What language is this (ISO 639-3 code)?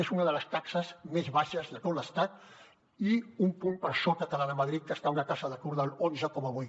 cat